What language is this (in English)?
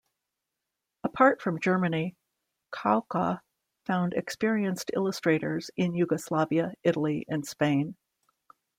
English